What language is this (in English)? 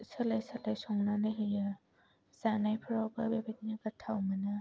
Bodo